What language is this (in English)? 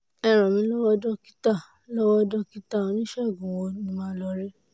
Yoruba